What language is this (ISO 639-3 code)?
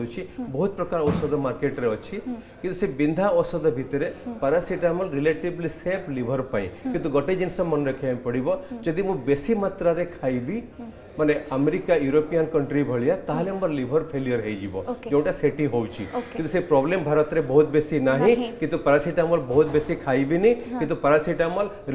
hin